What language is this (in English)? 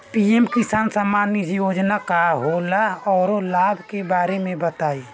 Bhojpuri